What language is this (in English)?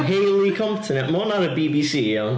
Welsh